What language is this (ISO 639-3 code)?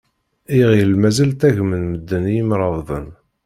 kab